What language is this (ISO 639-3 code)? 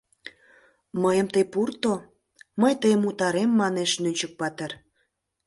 chm